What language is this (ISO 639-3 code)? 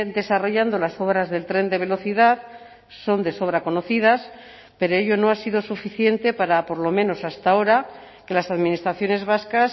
spa